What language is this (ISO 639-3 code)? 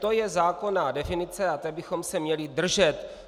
ces